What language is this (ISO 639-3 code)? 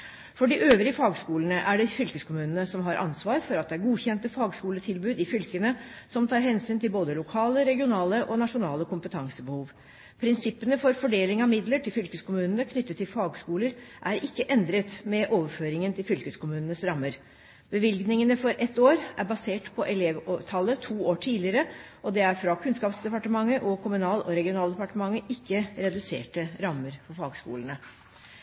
nob